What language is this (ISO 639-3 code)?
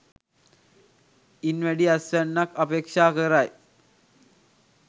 sin